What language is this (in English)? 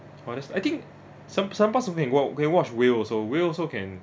English